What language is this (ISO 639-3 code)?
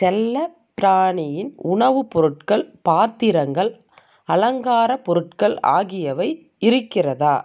tam